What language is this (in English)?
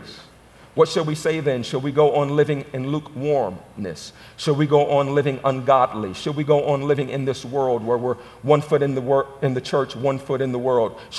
English